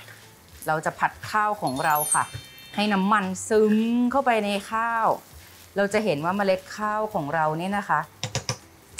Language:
Thai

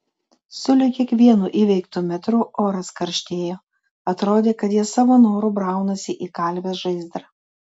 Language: Lithuanian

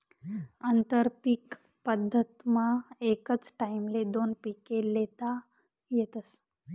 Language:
Marathi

